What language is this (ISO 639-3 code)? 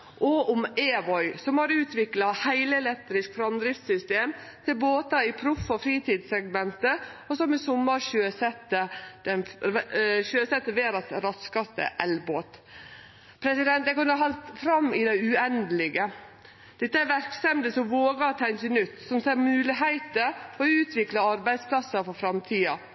nno